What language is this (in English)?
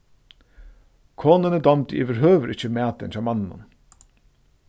Faroese